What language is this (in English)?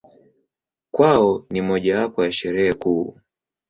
Swahili